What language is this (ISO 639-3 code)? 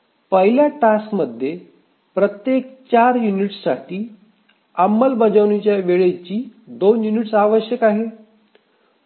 mar